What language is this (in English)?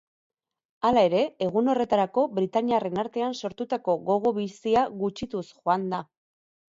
Basque